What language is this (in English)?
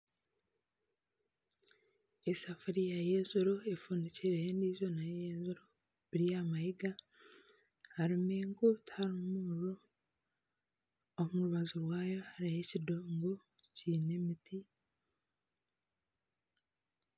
Nyankole